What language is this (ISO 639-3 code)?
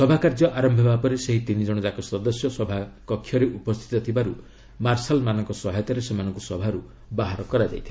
ori